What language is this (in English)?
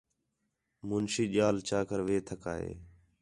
Khetrani